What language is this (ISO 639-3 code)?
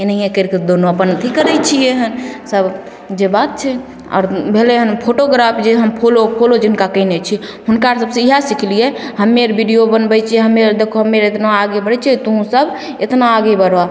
mai